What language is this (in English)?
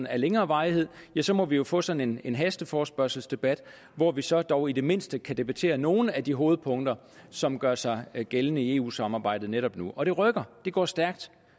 Danish